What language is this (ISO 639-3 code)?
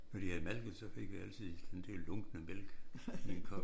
dan